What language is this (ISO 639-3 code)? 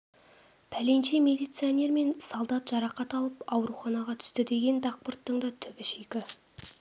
kaz